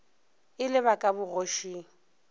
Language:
Northern Sotho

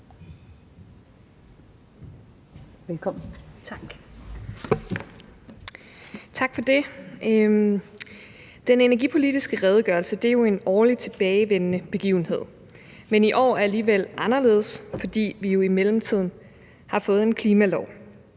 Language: Danish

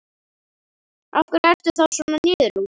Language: Icelandic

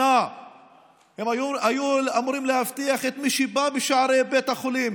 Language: Hebrew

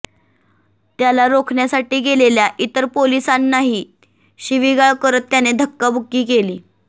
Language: Marathi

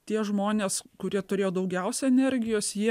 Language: Lithuanian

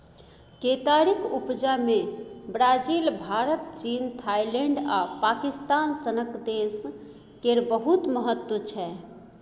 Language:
Maithili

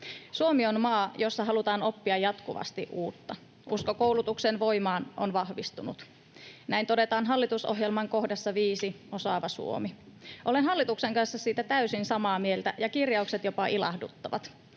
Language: Finnish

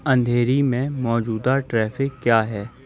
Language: Urdu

